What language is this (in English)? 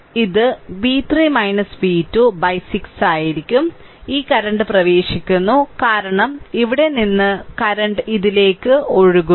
Malayalam